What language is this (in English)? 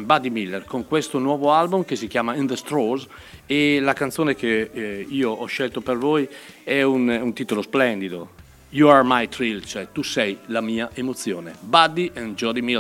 Italian